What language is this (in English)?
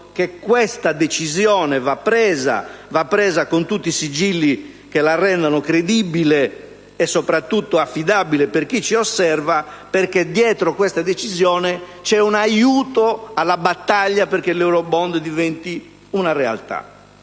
Italian